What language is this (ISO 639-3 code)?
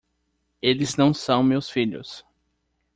por